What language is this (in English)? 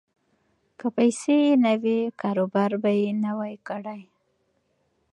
Pashto